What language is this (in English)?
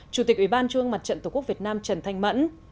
Vietnamese